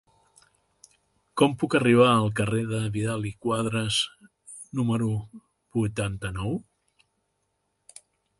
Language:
Catalan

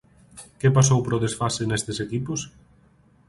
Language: Galician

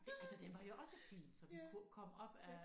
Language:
Danish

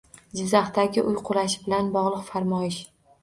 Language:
Uzbek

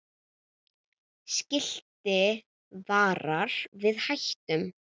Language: Icelandic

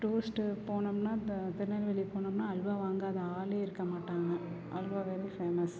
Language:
Tamil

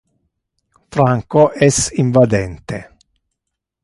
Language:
Interlingua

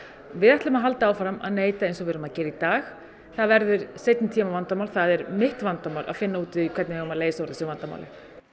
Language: Icelandic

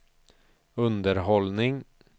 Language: Swedish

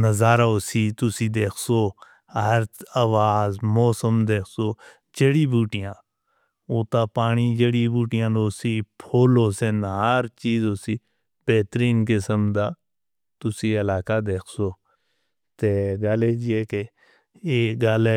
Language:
Northern Hindko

